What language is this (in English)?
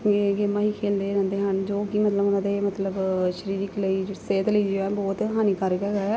Punjabi